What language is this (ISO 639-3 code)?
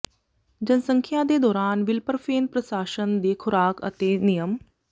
pan